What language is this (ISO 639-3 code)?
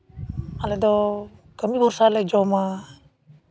sat